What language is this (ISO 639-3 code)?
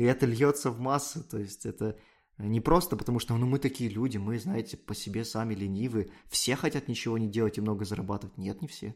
rus